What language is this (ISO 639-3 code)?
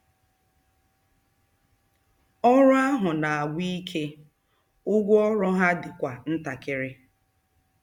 ibo